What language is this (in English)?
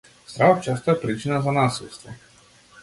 Macedonian